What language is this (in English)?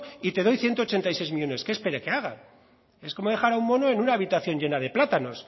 Spanish